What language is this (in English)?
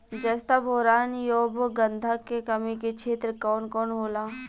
Bhojpuri